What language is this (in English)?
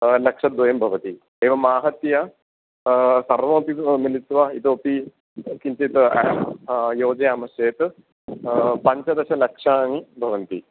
Sanskrit